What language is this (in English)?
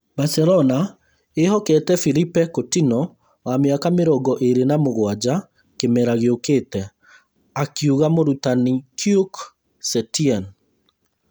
Kikuyu